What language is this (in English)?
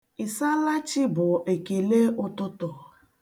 Igbo